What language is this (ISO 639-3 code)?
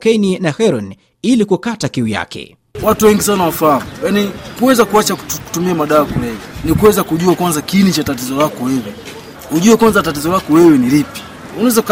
swa